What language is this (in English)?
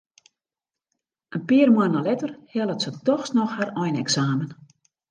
Western Frisian